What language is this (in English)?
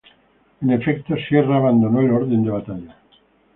Spanish